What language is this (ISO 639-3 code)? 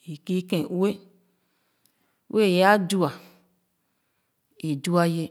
ogo